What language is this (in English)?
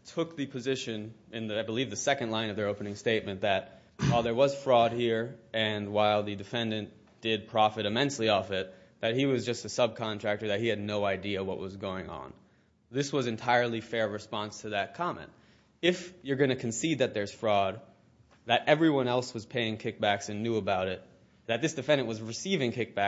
English